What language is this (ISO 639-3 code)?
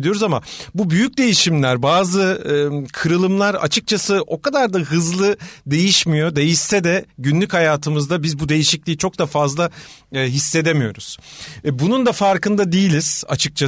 tur